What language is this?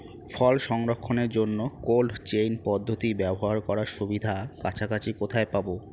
Bangla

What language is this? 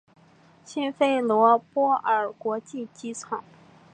Chinese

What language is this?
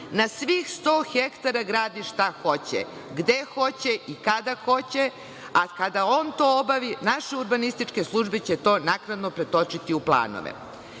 Serbian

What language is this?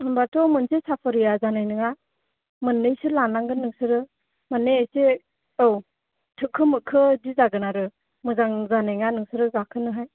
Bodo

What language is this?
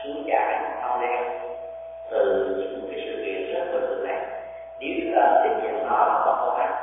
Vietnamese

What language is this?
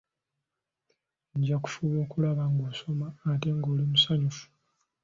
Ganda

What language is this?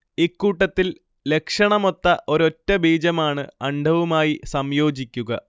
Malayalam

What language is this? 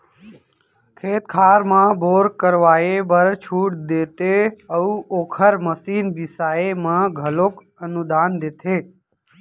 Chhattisgarhi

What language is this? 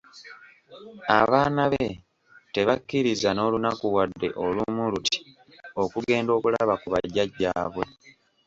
Ganda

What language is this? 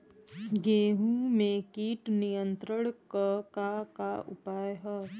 Bhojpuri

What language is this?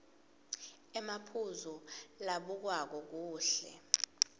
Swati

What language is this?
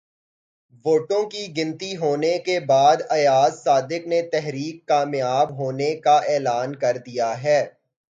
Urdu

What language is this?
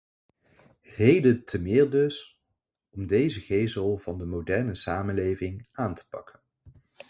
Dutch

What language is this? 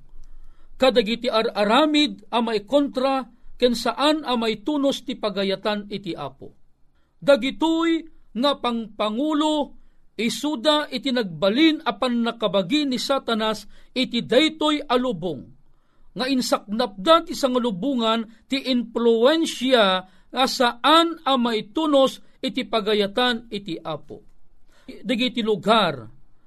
Filipino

